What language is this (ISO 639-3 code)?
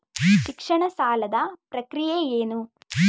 kan